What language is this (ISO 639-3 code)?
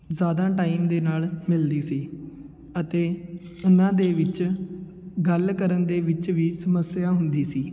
pan